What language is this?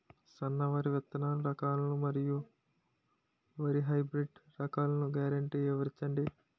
Telugu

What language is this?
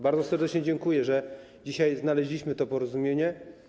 Polish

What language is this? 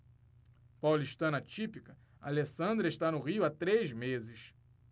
Portuguese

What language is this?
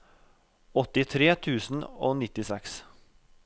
Norwegian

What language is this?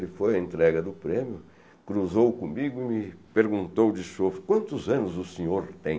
Portuguese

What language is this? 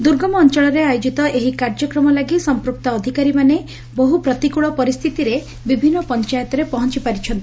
Odia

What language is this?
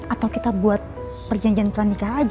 Indonesian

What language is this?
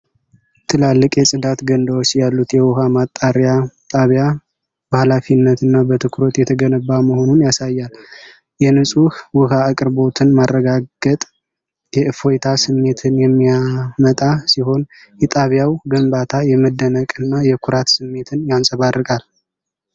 Amharic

